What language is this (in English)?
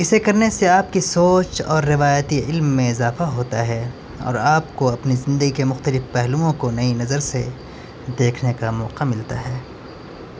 Urdu